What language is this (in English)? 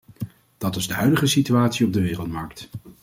Dutch